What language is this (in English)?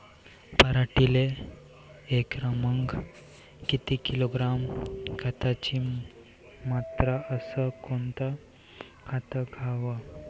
Marathi